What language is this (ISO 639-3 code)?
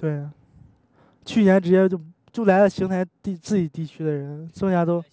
zho